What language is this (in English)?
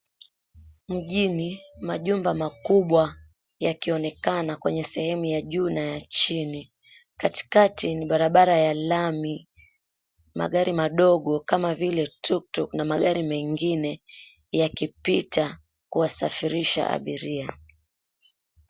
Swahili